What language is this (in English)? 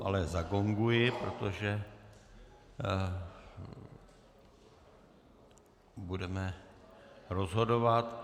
Czech